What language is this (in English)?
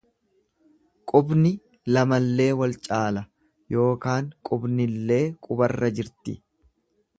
Oromo